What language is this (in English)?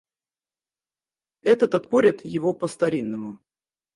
Russian